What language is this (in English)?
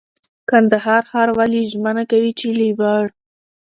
Pashto